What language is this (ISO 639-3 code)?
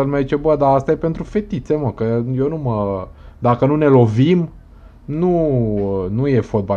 ron